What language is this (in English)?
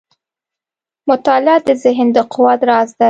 Pashto